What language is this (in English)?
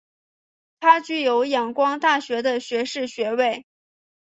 Chinese